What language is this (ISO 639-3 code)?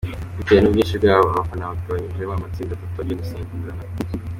kin